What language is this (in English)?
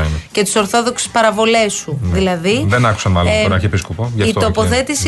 Greek